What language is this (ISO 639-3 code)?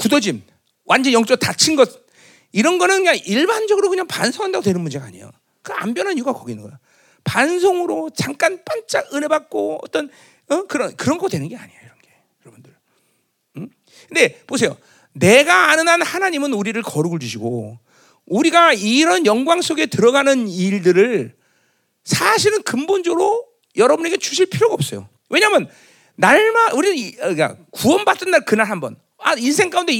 kor